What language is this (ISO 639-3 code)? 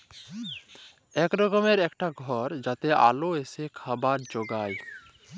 ben